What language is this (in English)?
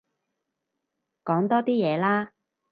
Cantonese